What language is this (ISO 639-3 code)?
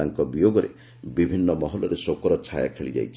ori